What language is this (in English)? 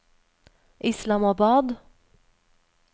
Norwegian